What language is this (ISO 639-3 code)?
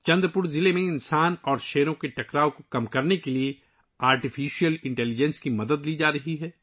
urd